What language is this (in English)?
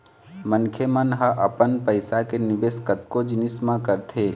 Chhattisgarhi